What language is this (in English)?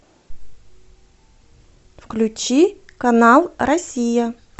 Russian